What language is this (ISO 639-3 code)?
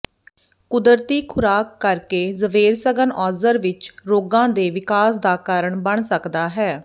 pan